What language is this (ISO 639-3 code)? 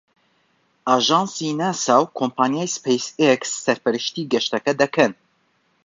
ckb